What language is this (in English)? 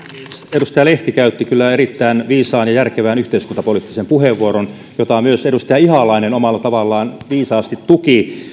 Finnish